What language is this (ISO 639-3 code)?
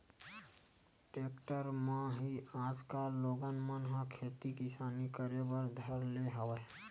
hne